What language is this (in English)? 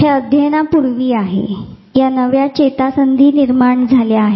Marathi